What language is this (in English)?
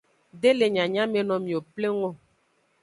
Aja (Benin)